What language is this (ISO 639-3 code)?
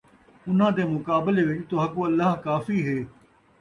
skr